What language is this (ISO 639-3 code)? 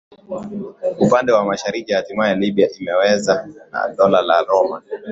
swa